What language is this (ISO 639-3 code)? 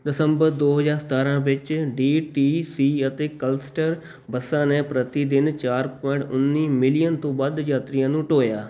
pan